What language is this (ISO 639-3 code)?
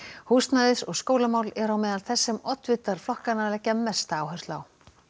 isl